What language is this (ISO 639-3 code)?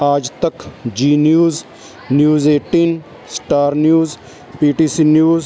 pan